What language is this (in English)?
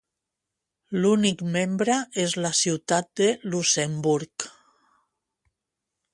Catalan